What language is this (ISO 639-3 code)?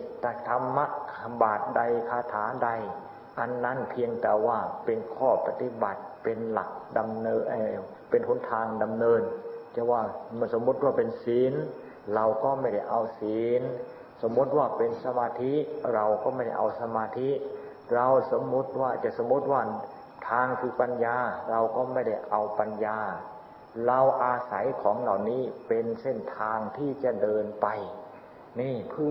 tha